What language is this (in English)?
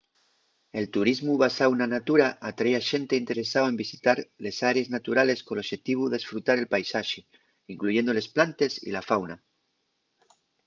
Asturian